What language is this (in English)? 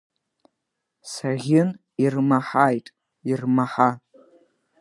Abkhazian